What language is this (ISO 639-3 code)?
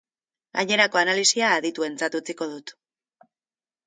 eus